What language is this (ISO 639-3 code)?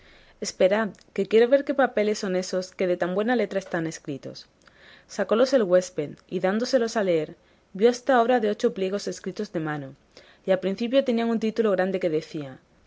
spa